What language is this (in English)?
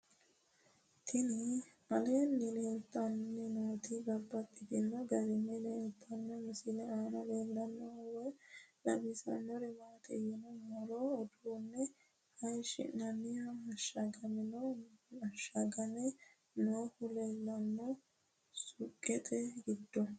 Sidamo